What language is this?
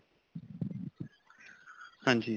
Punjabi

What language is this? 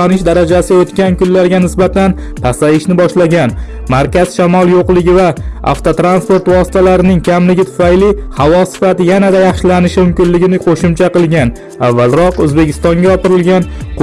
Turkish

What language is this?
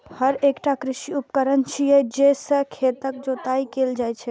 Maithili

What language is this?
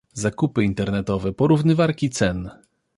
Polish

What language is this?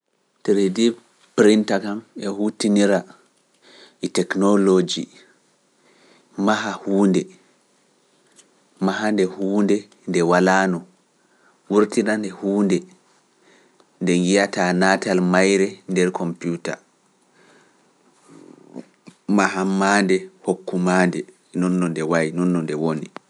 Pular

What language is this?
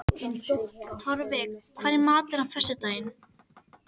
Icelandic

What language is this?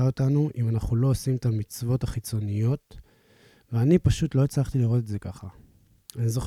Hebrew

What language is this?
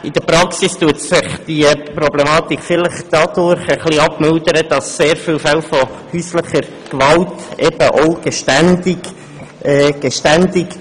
Swiss German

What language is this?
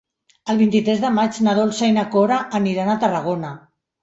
Catalan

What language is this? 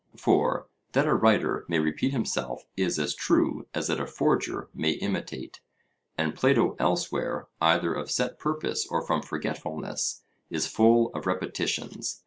English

